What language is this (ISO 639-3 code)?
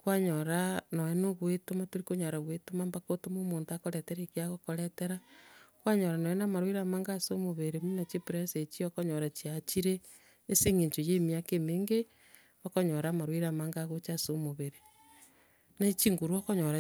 guz